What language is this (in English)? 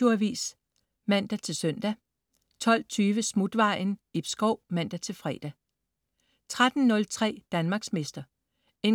Danish